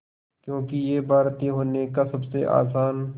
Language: Hindi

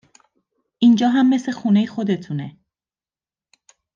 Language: Persian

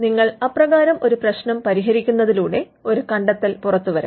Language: Malayalam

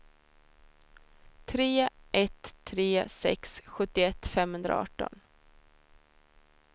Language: Swedish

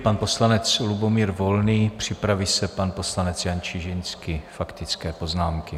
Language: Czech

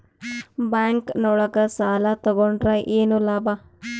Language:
Kannada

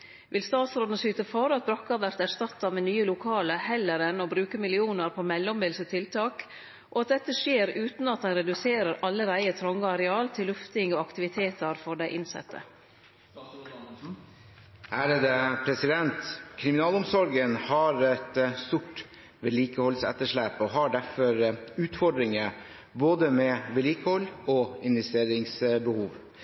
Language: Norwegian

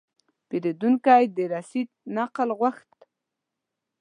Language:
Pashto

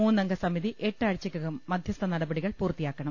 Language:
Malayalam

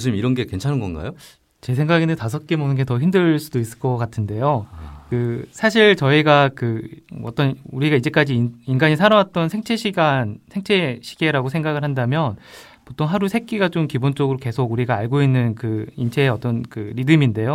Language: Korean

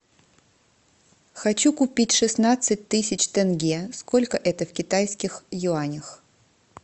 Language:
Russian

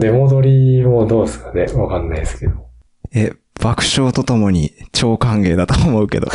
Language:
Japanese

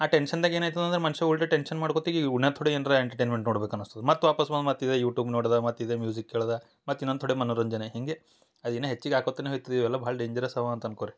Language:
Kannada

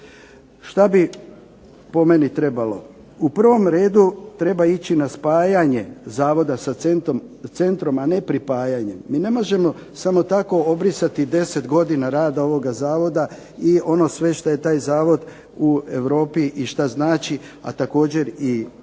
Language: Croatian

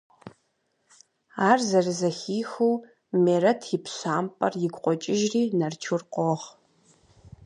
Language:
Kabardian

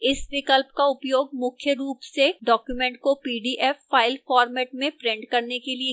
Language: Hindi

